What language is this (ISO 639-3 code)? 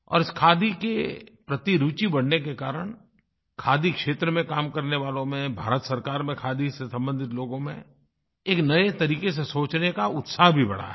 hin